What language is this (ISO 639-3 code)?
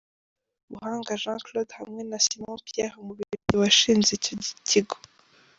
kin